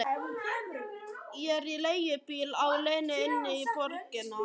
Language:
Icelandic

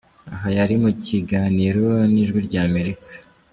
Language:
Kinyarwanda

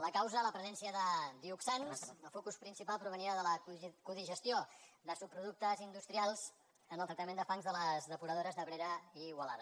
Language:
Catalan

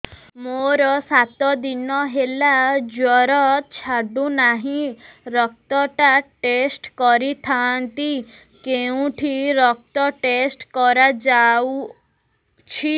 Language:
Odia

